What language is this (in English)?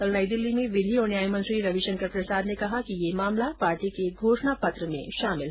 Hindi